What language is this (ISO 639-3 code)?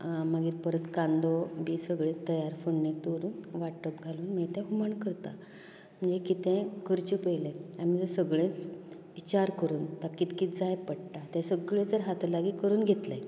kok